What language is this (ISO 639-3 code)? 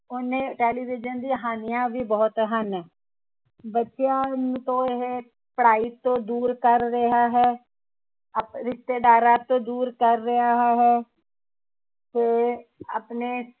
pan